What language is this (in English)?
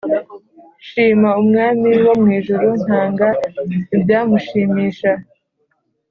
Kinyarwanda